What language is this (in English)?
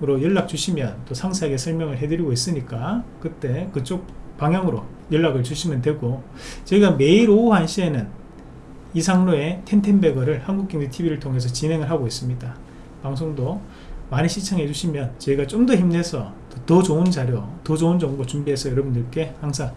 Korean